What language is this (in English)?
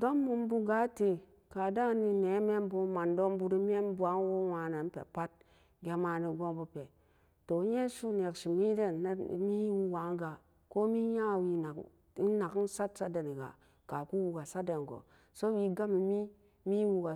Samba Daka